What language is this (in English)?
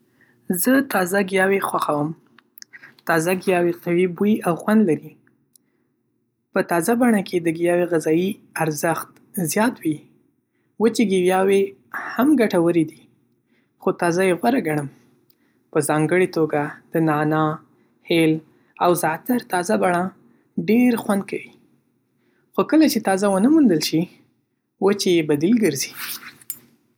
Pashto